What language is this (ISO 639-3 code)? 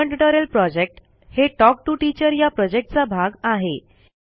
mar